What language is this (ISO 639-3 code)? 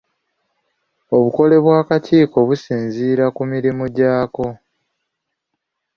lug